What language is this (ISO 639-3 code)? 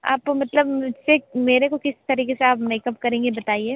hin